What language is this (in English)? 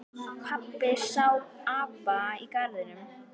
Icelandic